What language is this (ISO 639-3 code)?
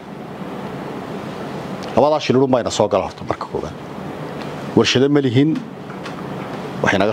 ara